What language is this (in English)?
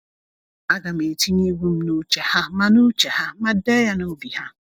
Igbo